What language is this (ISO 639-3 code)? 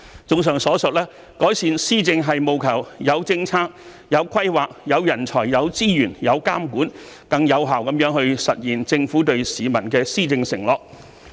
yue